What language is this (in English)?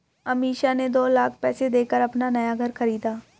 Hindi